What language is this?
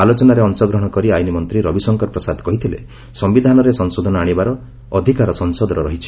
Odia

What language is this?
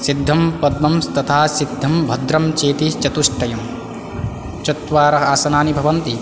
Sanskrit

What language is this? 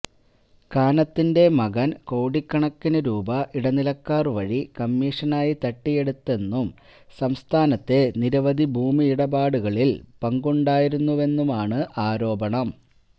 Malayalam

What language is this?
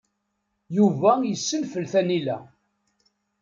Kabyle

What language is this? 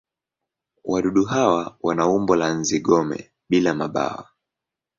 Swahili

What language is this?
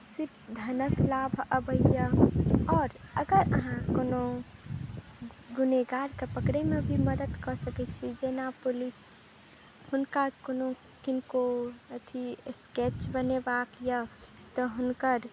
Maithili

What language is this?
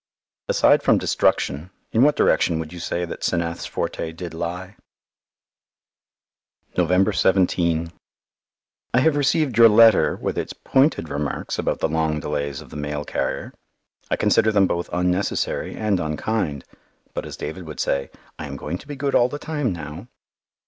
English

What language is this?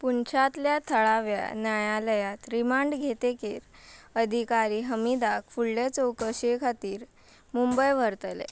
Konkani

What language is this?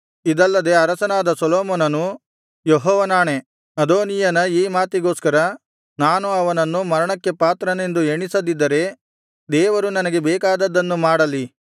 Kannada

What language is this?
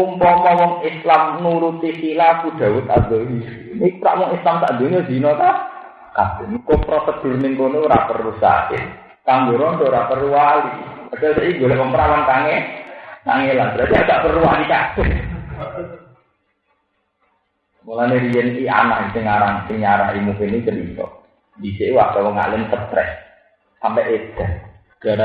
Indonesian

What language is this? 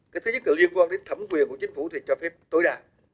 Vietnamese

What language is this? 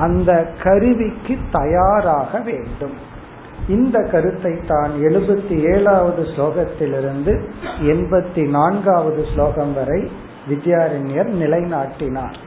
Tamil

